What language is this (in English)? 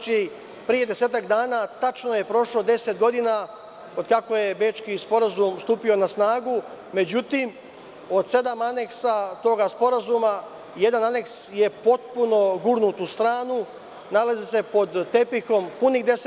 Serbian